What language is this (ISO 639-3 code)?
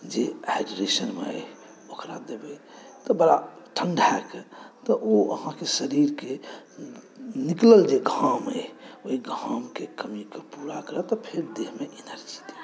mai